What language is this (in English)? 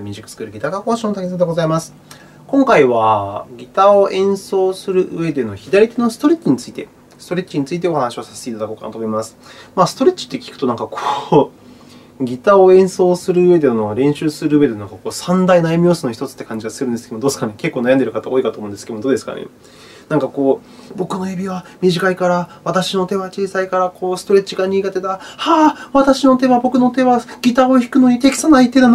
Japanese